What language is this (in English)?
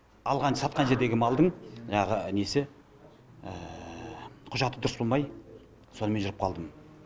Kazakh